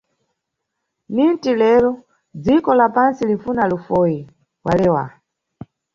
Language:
Nyungwe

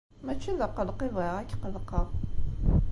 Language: Kabyle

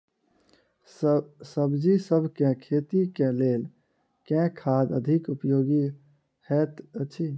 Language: Maithili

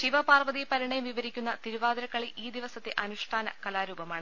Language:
Malayalam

